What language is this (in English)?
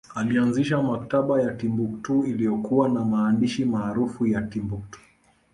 Swahili